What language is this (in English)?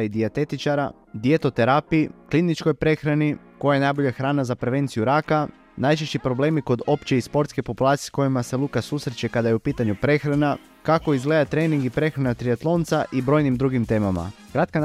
Croatian